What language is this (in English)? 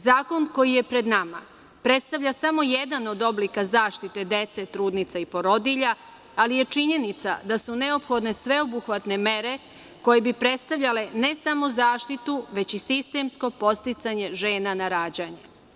Serbian